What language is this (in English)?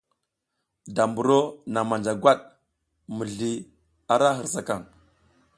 South Giziga